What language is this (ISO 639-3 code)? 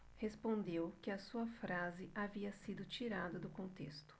por